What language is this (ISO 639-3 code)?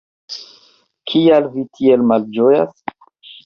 epo